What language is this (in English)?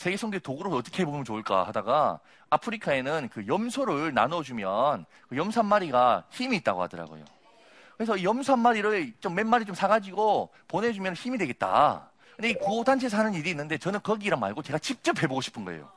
Korean